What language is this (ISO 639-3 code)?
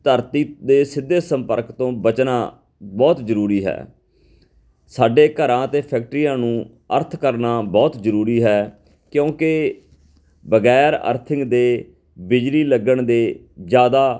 pan